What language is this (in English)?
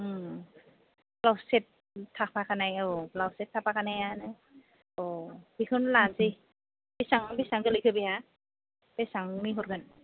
Bodo